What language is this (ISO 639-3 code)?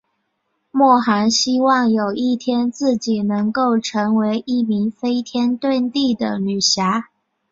zho